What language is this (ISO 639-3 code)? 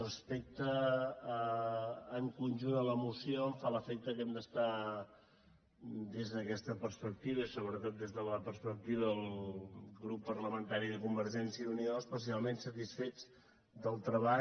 cat